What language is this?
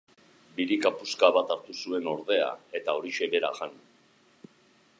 Basque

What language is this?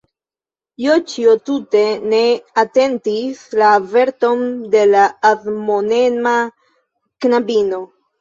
Esperanto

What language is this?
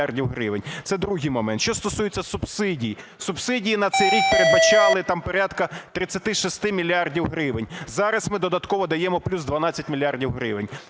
Ukrainian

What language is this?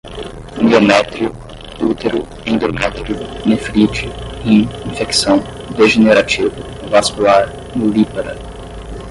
Portuguese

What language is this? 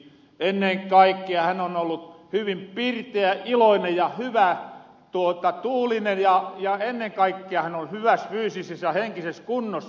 Finnish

